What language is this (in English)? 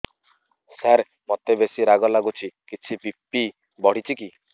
Odia